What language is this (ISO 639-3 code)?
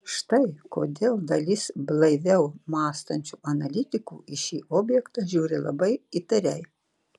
lit